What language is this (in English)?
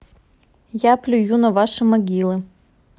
Russian